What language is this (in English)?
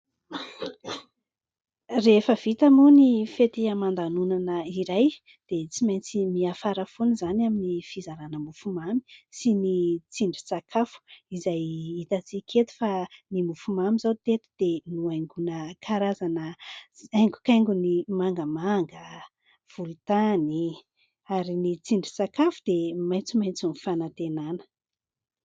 Malagasy